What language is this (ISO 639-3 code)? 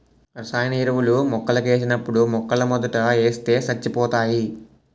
tel